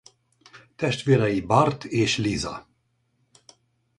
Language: Hungarian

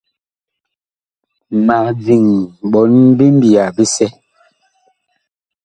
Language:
Bakoko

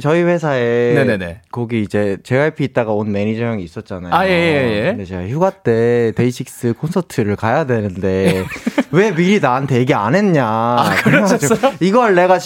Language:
Korean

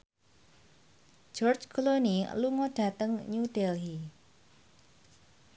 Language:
Javanese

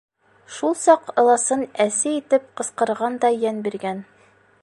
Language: Bashkir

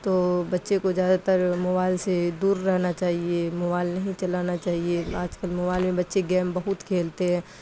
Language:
Urdu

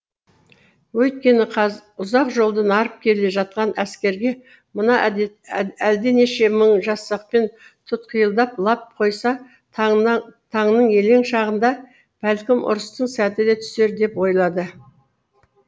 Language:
Kazakh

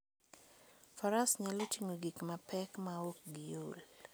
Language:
Luo (Kenya and Tanzania)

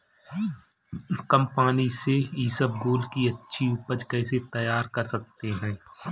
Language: Hindi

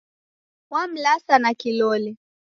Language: Taita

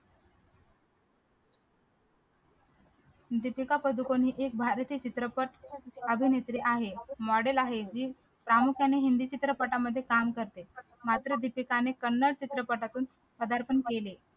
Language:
Marathi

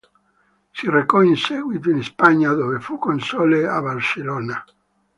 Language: Italian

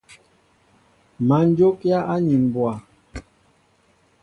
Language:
Mbo (Cameroon)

